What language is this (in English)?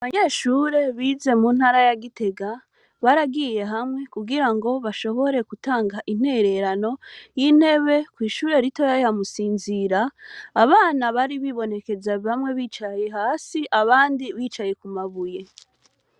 Rundi